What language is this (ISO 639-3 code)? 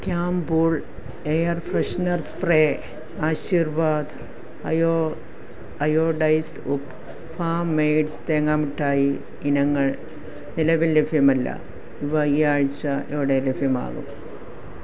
mal